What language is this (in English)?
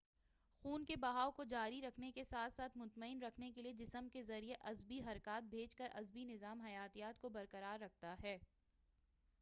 Urdu